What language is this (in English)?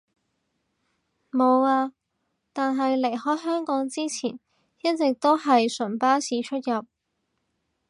Cantonese